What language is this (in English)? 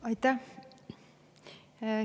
Estonian